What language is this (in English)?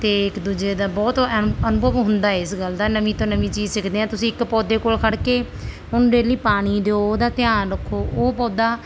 Punjabi